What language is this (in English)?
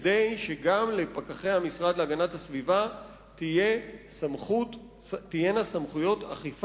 Hebrew